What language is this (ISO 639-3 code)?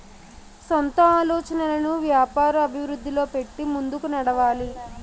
tel